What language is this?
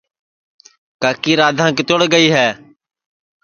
Sansi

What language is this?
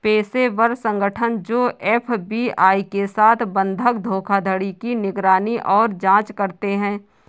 Hindi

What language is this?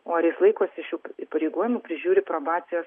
Lithuanian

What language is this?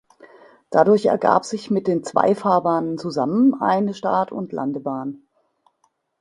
German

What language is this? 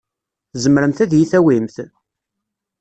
Kabyle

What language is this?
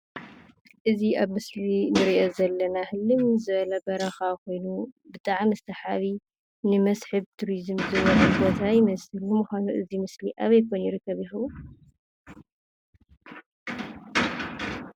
Tigrinya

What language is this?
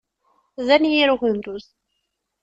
Kabyle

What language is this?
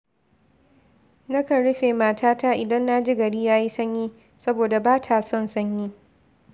Hausa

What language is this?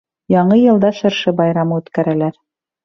Bashkir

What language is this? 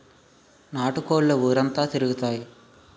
Telugu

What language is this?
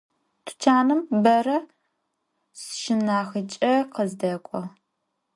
Adyghe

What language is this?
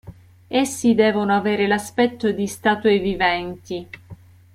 Italian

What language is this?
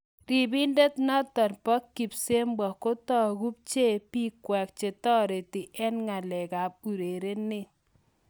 Kalenjin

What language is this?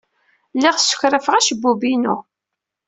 Kabyle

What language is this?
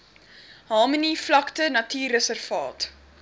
Afrikaans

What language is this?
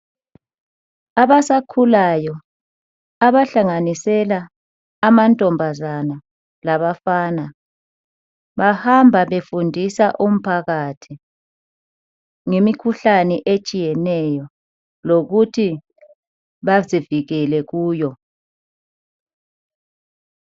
North Ndebele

